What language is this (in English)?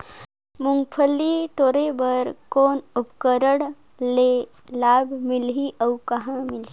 Chhattisgarhi